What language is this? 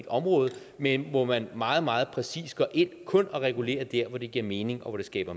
Danish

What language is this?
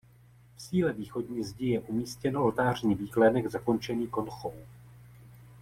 Czech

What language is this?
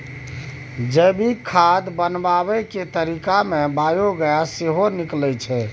Maithili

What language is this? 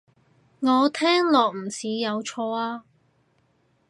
Cantonese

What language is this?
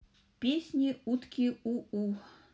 Russian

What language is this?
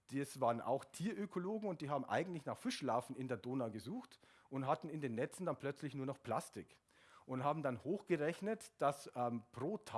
German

